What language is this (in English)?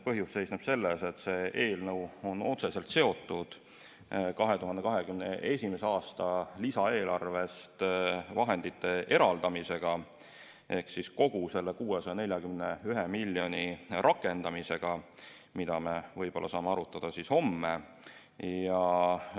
Estonian